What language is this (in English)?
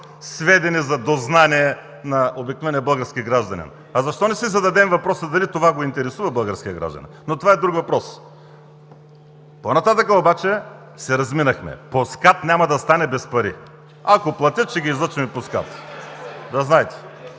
Bulgarian